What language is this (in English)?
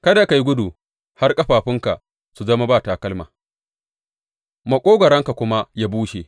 Hausa